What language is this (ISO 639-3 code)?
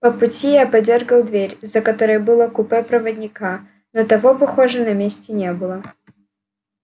rus